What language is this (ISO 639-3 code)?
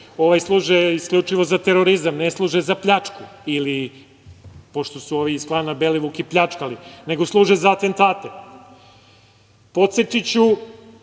srp